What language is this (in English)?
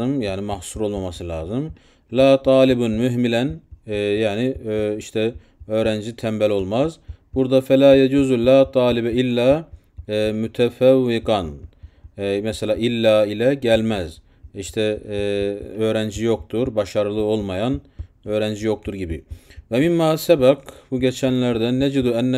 Turkish